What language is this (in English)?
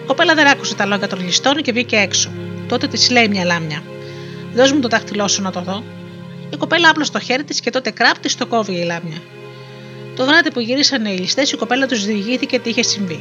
Greek